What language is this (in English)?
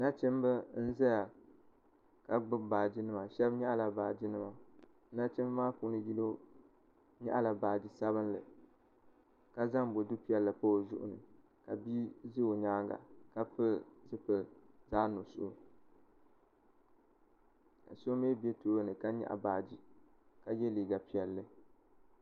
Dagbani